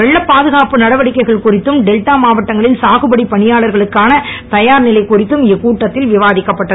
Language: Tamil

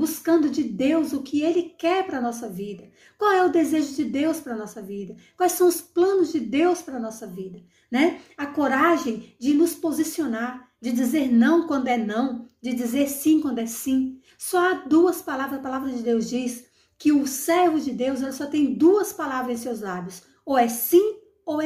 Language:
Portuguese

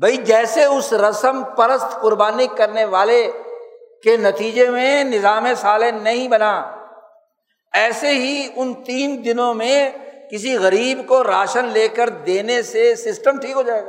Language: Urdu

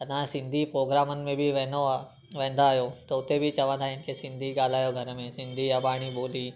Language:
Sindhi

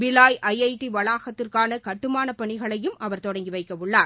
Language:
Tamil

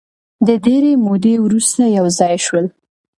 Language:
Pashto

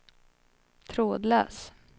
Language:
Swedish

